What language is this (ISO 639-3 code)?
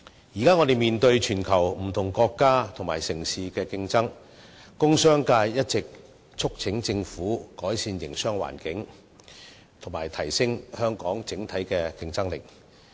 yue